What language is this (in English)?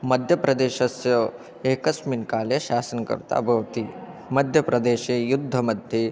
Sanskrit